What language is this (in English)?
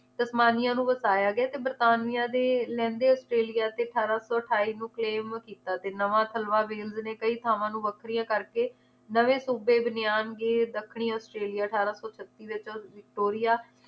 Punjabi